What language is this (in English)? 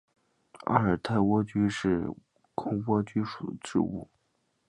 Chinese